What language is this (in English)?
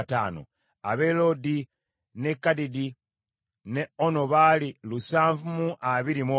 Ganda